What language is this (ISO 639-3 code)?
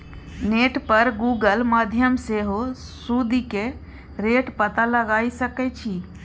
mai